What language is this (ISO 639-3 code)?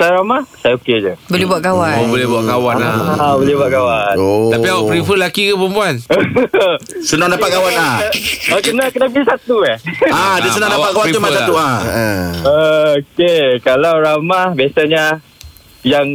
msa